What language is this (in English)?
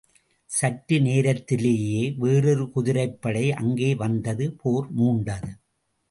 Tamil